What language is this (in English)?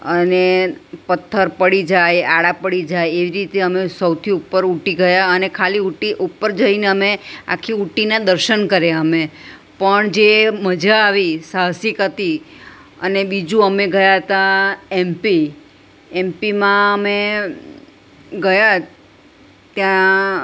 Gujarati